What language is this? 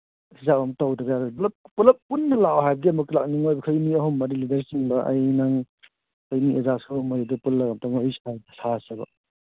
Manipuri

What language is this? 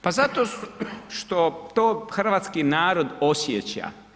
Croatian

